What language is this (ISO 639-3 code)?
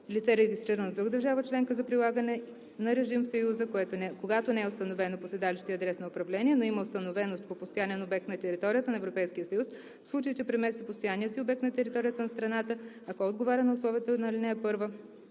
bul